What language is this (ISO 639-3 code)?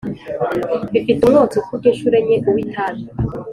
kin